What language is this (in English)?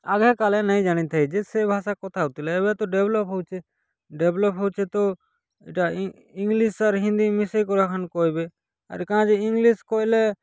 Odia